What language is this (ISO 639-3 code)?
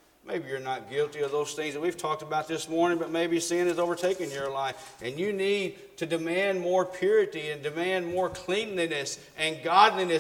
eng